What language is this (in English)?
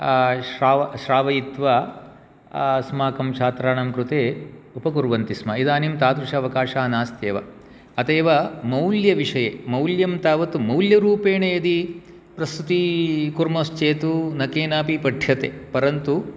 Sanskrit